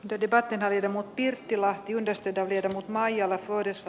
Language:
Finnish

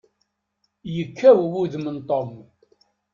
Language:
Kabyle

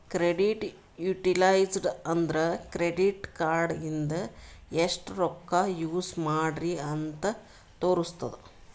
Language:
Kannada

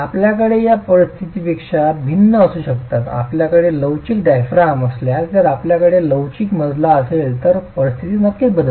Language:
Marathi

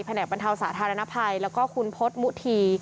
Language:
Thai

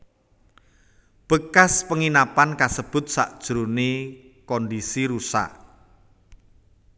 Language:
Javanese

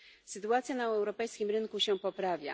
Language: Polish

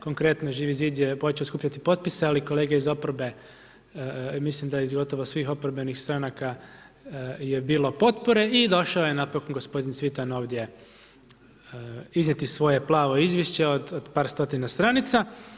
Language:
Croatian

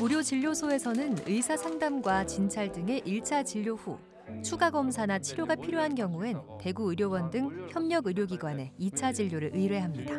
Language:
Korean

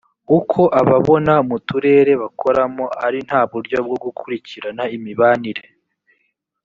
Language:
Kinyarwanda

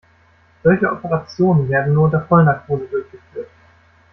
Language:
German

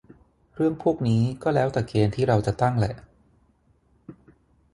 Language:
Thai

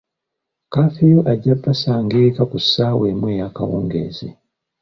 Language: Ganda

